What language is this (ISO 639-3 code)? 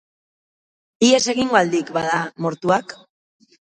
eus